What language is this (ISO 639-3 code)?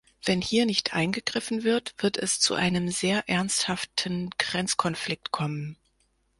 deu